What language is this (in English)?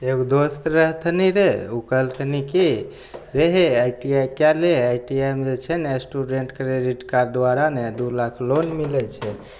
Maithili